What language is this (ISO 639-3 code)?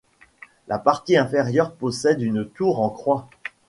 fra